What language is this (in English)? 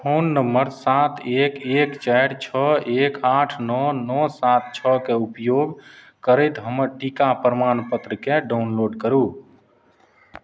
Maithili